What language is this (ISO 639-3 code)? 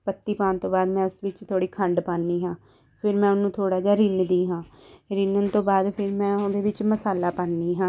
pan